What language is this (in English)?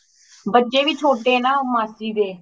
Punjabi